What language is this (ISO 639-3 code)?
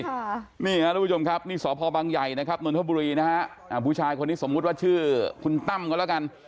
tha